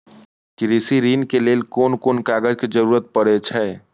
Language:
Maithili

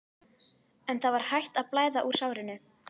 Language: Icelandic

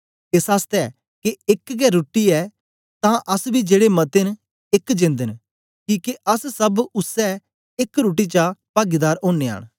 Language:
Dogri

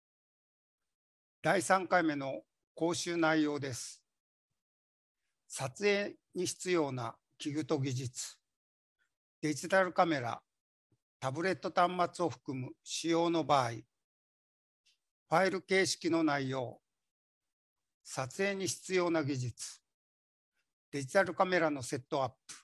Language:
Japanese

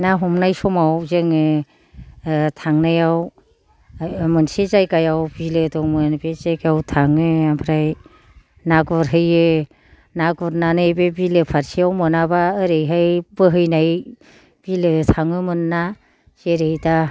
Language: Bodo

